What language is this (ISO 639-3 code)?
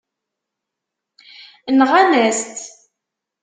kab